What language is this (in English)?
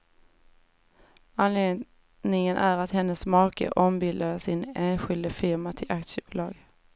Swedish